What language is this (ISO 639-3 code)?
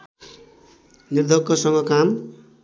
nep